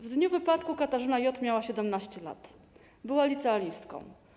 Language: Polish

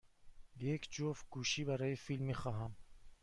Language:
Persian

